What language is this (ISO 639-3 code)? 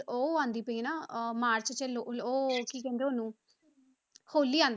pan